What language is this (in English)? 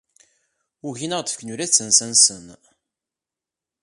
Kabyle